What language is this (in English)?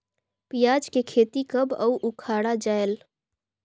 Chhattisgarhi